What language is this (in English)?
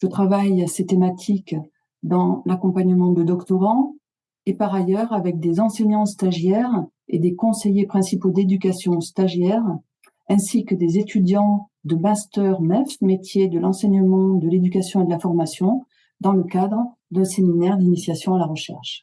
French